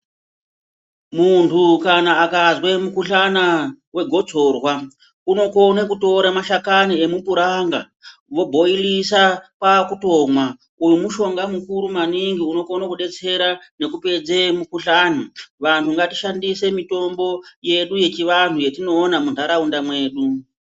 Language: Ndau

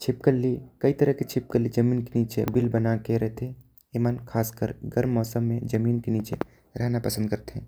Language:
Korwa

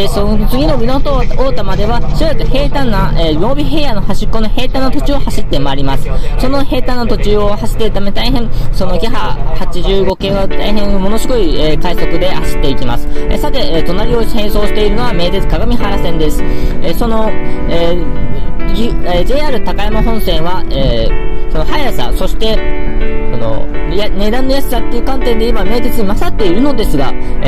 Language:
Japanese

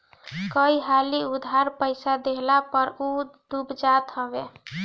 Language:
Bhojpuri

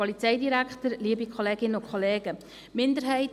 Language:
Swiss German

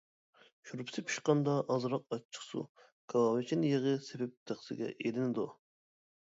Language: Uyghur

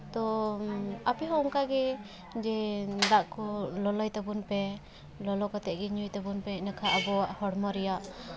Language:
Santali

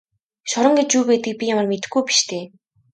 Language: Mongolian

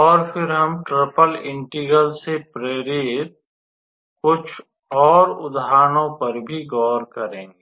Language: Hindi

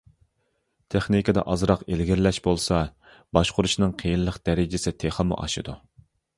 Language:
Uyghur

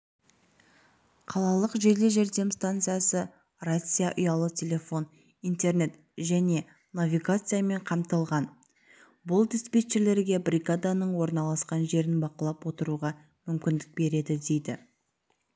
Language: Kazakh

